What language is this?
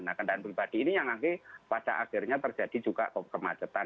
Indonesian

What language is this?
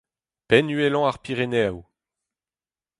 Breton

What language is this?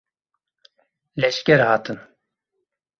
Kurdish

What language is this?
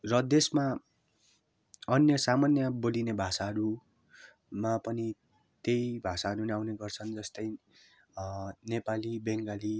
Nepali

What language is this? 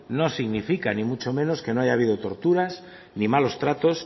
Spanish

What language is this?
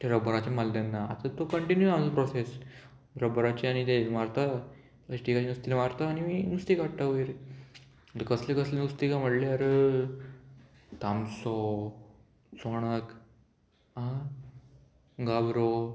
Konkani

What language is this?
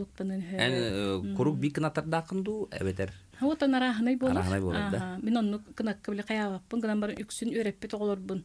Arabic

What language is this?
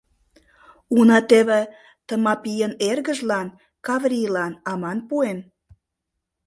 Mari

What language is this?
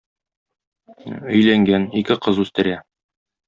Tatar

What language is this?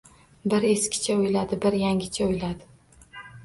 Uzbek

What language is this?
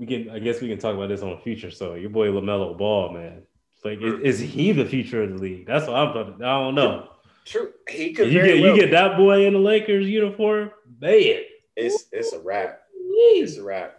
English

